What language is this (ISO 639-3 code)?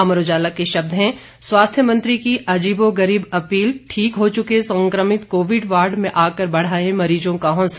hin